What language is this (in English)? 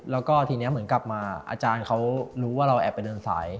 Thai